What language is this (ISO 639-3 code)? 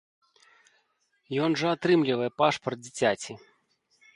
bel